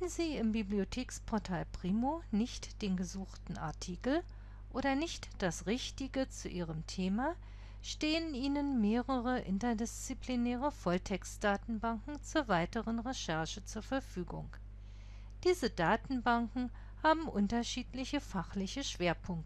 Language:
German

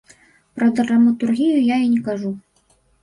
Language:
Belarusian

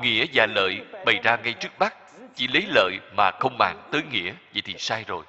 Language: Vietnamese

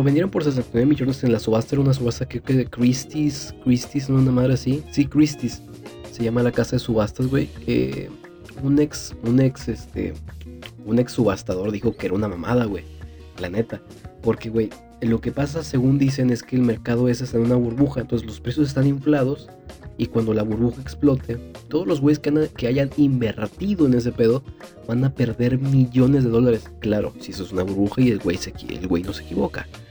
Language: Spanish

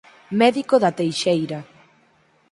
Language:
Galician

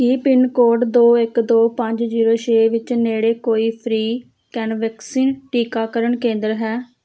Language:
Punjabi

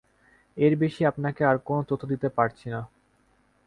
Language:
Bangla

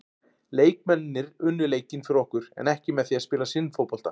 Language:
Icelandic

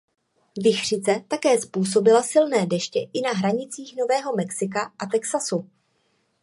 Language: Czech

